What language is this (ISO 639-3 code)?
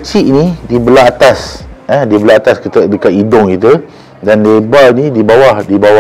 msa